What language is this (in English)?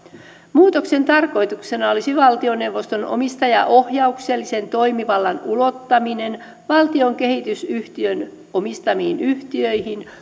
Finnish